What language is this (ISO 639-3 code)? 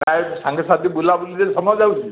ori